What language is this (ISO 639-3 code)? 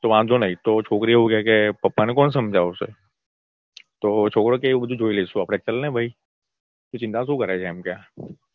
guj